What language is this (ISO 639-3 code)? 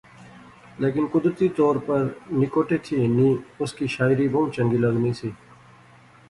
phr